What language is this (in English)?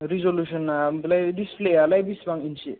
Bodo